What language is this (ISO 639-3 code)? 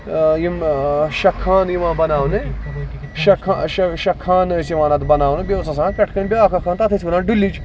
kas